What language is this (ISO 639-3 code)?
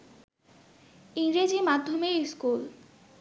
ben